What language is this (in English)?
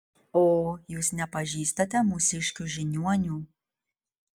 Lithuanian